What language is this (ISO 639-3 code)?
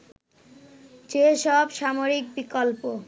ben